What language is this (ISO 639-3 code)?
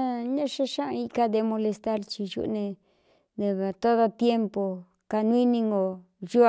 xtu